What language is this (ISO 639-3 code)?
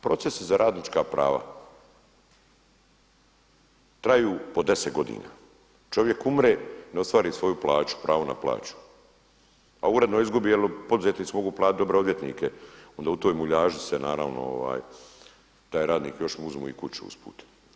hrv